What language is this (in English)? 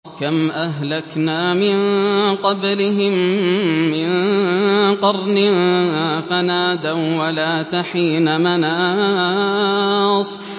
Arabic